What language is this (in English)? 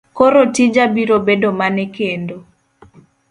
Luo (Kenya and Tanzania)